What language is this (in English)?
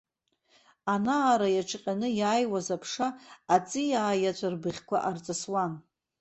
Abkhazian